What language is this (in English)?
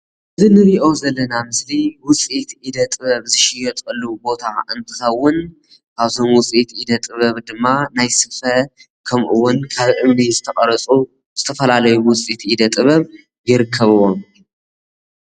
Tigrinya